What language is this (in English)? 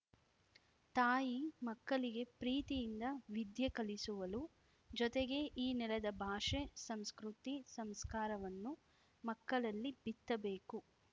Kannada